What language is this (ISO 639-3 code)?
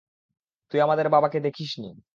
ben